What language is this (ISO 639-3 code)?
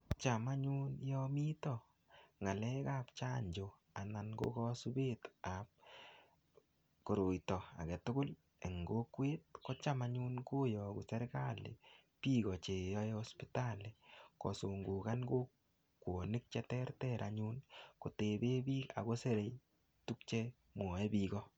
kln